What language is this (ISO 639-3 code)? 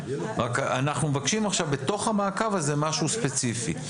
heb